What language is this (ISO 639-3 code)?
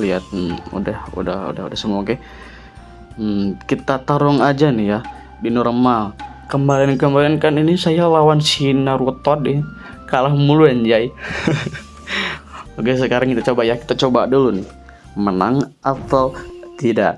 ind